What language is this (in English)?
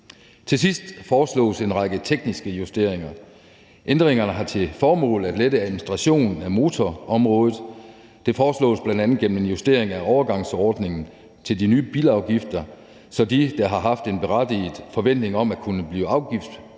Danish